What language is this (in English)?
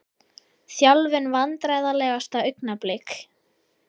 Icelandic